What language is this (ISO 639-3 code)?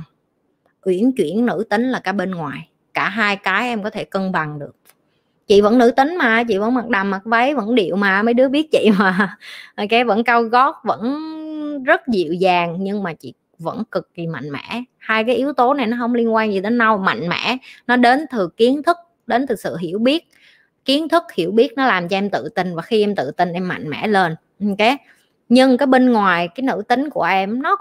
vie